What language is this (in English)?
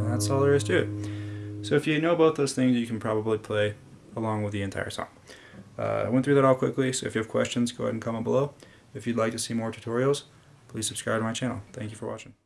English